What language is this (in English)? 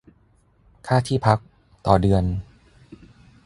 Thai